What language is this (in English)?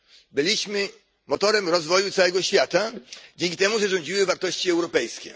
Polish